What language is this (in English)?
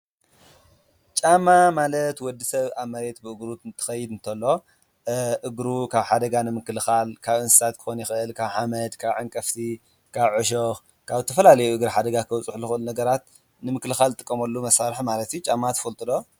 Tigrinya